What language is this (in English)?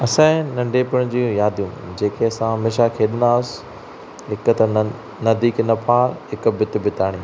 Sindhi